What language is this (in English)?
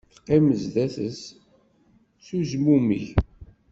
Kabyle